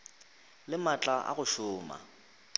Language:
Northern Sotho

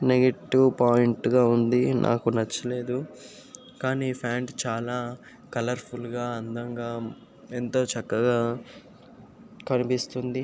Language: Telugu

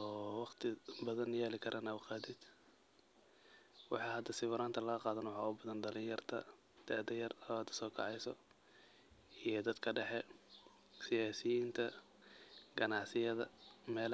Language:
Somali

